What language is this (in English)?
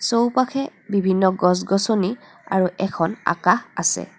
Assamese